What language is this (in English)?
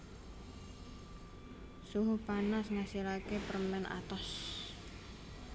Javanese